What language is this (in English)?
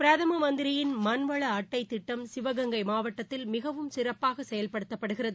Tamil